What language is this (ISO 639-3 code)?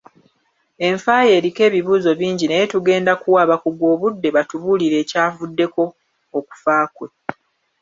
lug